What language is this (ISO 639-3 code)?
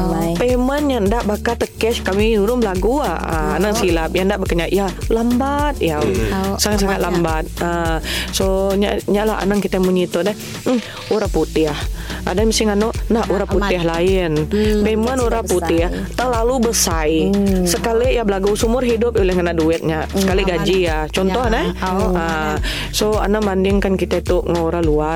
msa